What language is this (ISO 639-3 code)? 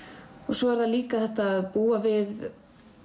isl